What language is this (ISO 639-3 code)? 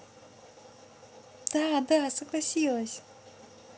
rus